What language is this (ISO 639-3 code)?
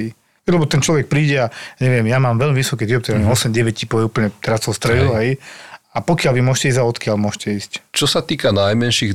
slk